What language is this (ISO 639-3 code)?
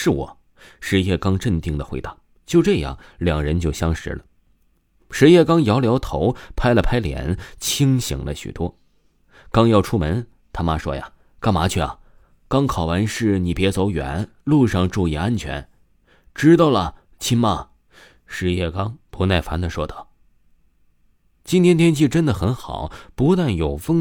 zho